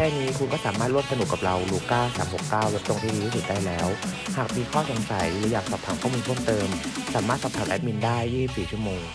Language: Thai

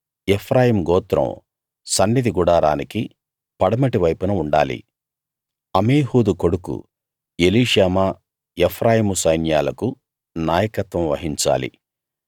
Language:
Telugu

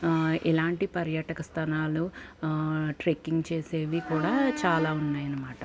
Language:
Telugu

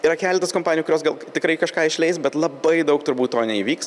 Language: Lithuanian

